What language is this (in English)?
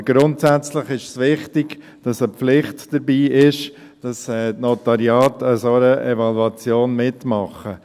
Swiss German